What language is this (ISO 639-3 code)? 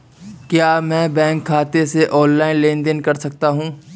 hin